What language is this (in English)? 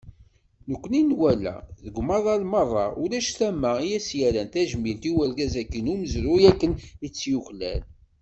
Kabyle